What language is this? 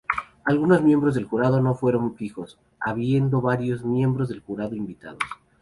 Spanish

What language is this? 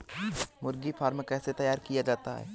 Hindi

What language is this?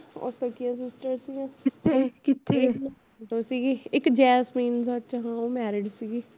Punjabi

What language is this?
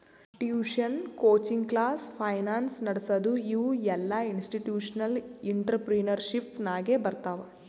Kannada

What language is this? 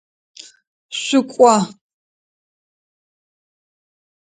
Adyghe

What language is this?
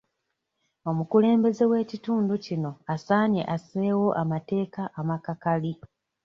Ganda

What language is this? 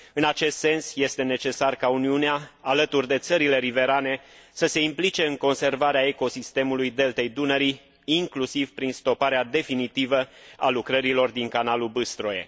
Romanian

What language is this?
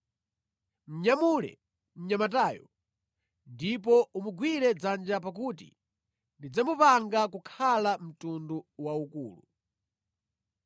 Nyanja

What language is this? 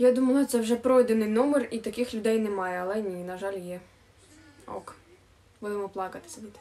Ukrainian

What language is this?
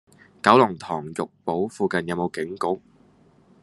Cantonese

